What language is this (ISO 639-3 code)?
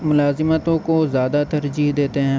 urd